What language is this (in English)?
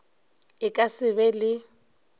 Northern Sotho